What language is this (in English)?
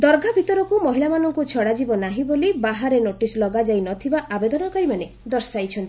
Odia